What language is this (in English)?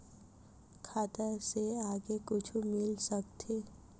Chhattisgarhi